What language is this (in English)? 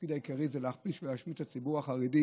Hebrew